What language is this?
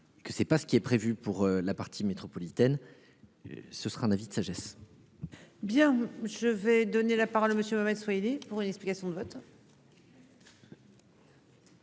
French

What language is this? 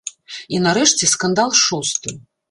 Belarusian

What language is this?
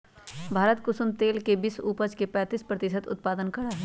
Magahi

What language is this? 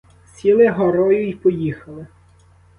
Ukrainian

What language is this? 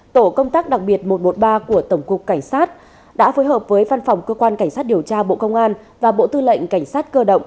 Vietnamese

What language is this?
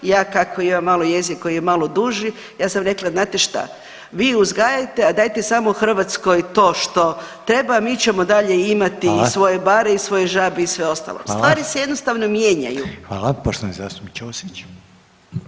Croatian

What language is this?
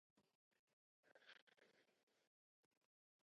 Chinese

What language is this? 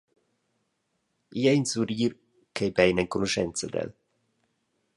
Romansh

